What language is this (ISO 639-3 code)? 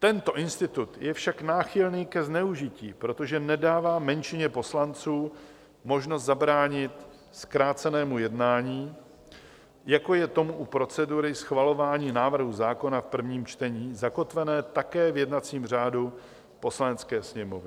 ces